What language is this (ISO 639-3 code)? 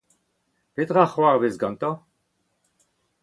bre